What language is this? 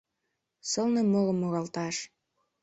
Mari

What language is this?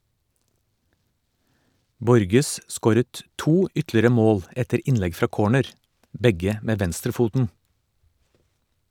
Norwegian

